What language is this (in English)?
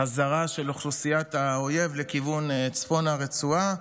Hebrew